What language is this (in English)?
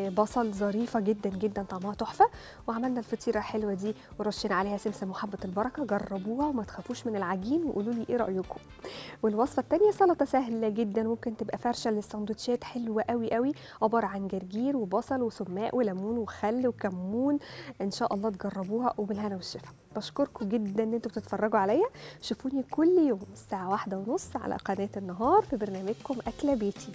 Arabic